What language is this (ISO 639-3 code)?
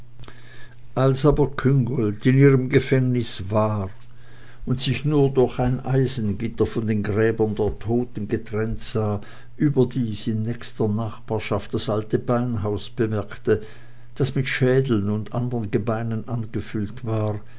deu